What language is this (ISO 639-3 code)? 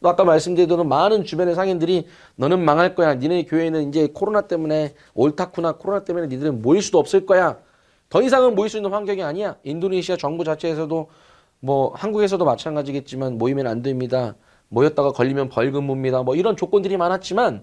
kor